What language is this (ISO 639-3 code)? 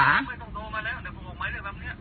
tha